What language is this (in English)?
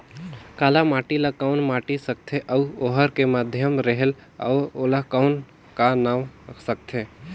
Chhattisgarhi